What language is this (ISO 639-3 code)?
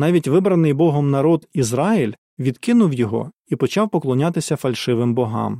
ukr